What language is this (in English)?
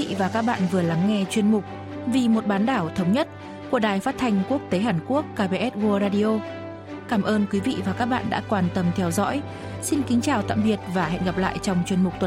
Vietnamese